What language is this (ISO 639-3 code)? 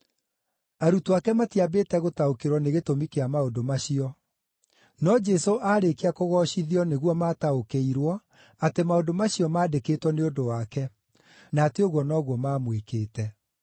kik